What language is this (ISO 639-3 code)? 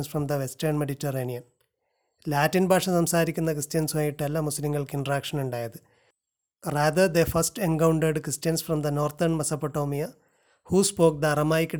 mal